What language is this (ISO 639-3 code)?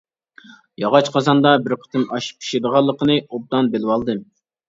uig